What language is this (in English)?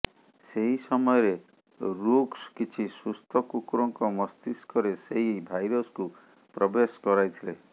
Odia